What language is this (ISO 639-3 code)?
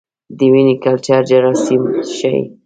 pus